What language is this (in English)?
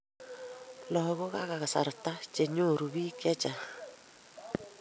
Kalenjin